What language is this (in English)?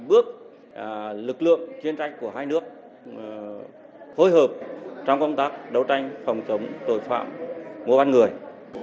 Vietnamese